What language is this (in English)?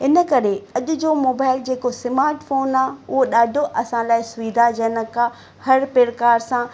Sindhi